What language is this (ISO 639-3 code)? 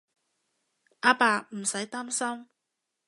yue